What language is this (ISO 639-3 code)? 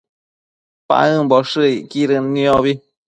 mcf